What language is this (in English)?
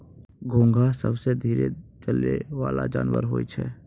Maithili